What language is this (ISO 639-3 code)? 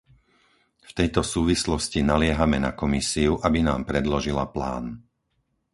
slk